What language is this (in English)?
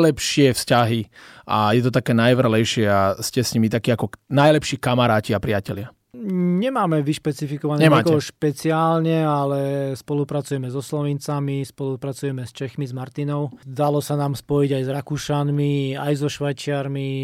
Slovak